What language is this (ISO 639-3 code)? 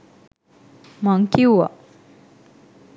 sin